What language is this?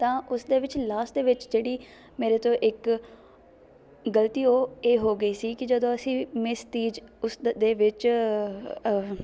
Punjabi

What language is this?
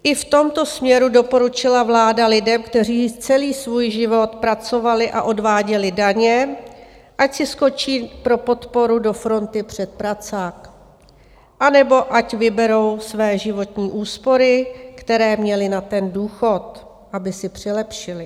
Czech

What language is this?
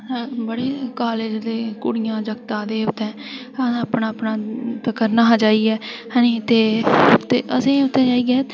Dogri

